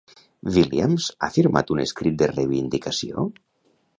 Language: Catalan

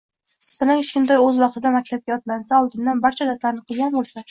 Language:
Uzbek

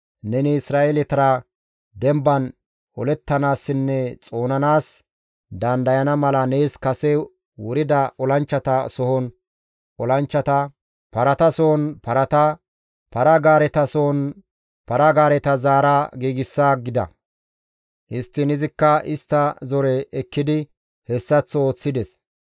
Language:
Gamo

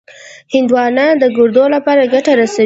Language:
Pashto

